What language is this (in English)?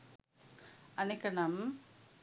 Sinhala